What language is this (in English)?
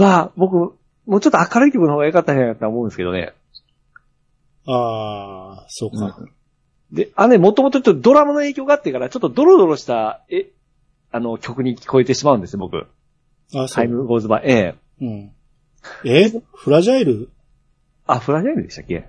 Japanese